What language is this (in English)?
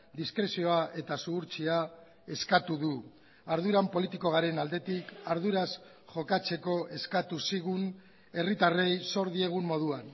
Basque